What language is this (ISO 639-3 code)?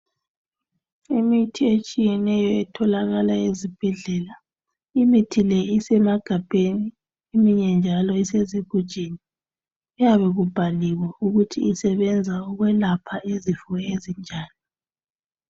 nde